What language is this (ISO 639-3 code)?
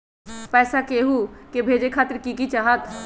mag